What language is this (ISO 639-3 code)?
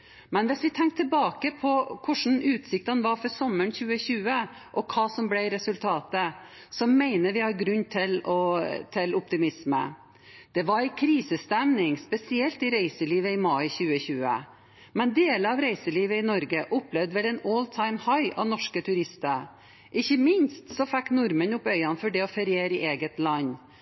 nob